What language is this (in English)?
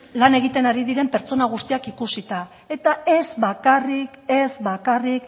Basque